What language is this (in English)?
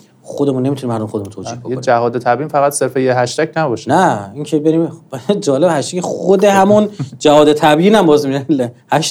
Persian